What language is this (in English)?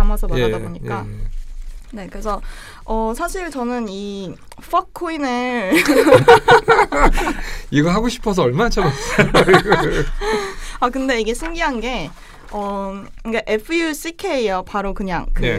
Korean